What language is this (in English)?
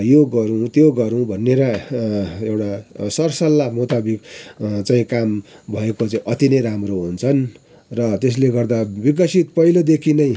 Nepali